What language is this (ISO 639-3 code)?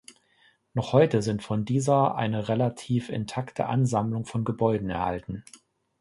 deu